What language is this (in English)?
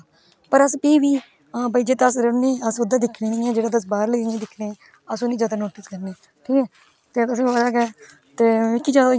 Dogri